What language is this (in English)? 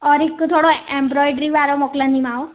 Sindhi